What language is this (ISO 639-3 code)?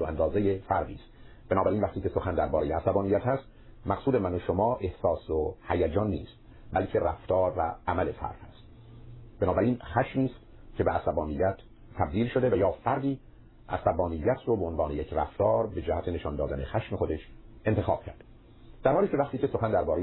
fas